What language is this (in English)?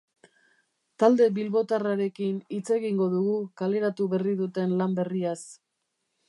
Basque